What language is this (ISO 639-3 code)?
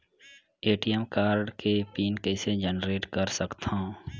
hne